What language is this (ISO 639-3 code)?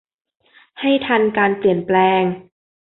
tha